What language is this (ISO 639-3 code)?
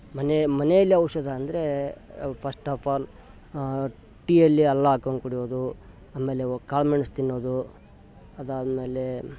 kan